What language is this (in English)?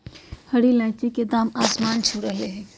Magahi